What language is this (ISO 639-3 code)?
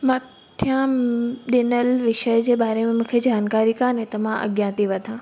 snd